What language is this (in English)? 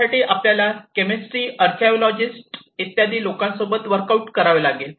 Marathi